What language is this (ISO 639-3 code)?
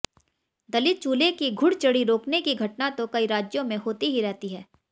hin